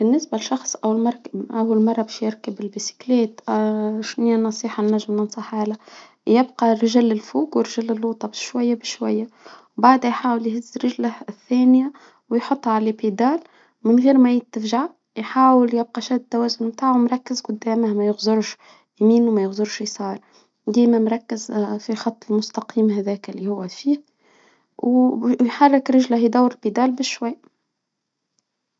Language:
Tunisian Arabic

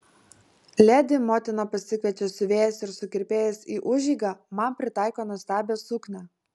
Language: Lithuanian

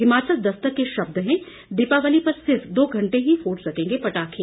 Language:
Hindi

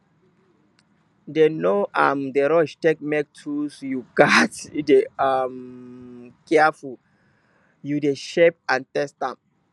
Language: Nigerian Pidgin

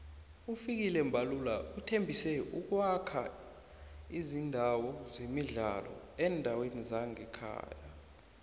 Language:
South Ndebele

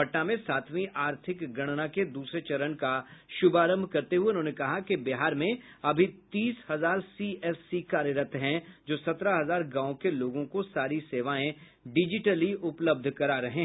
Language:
Hindi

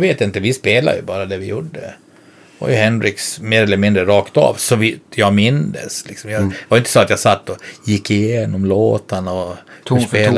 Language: Swedish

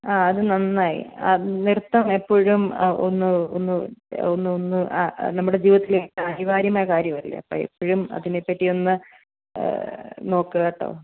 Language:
Malayalam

